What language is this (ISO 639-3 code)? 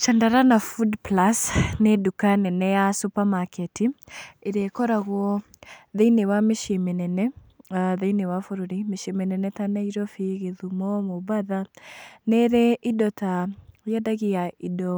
kik